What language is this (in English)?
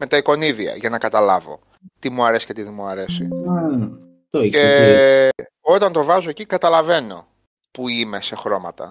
Greek